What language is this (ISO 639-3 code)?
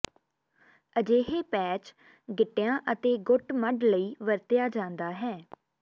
pan